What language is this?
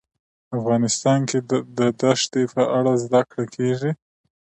Pashto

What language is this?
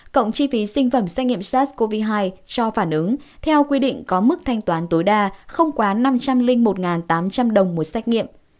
Vietnamese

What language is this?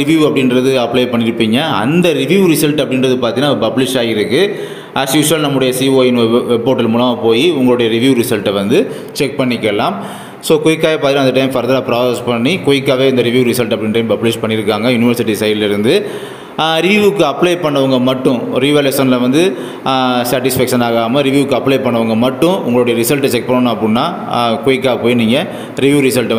Tamil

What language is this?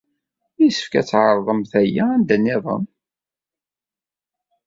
Kabyle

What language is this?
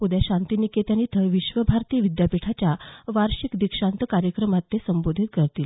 Marathi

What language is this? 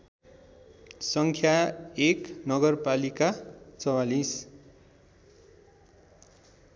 Nepali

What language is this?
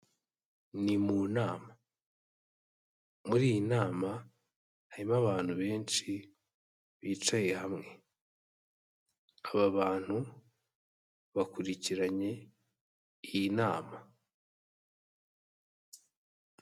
Kinyarwanda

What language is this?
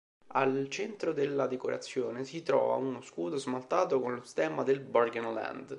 Italian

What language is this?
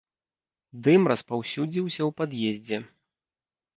Belarusian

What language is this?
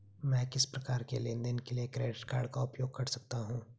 Hindi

